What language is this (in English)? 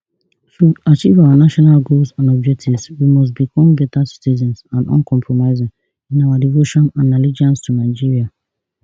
Nigerian Pidgin